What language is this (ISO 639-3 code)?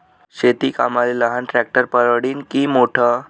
mar